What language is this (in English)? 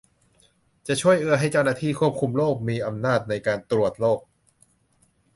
Thai